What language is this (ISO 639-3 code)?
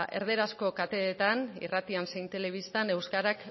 eus